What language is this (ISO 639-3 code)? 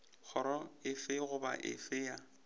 nso